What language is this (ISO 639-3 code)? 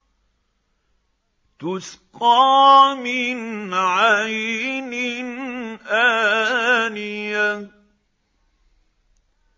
ara